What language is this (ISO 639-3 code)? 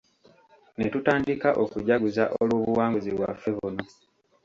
lug